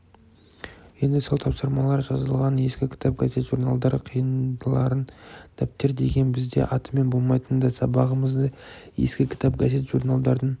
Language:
Kazakh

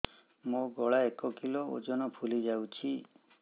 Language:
Odia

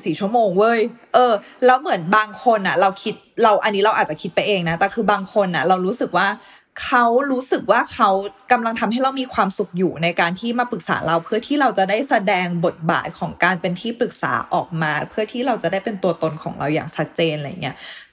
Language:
Thai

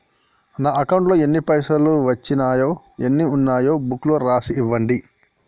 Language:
Telugu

